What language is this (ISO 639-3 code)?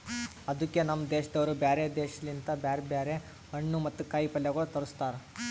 kan